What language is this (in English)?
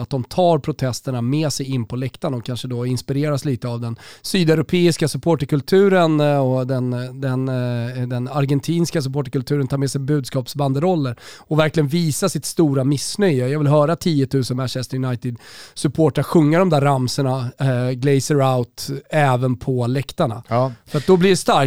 Swedish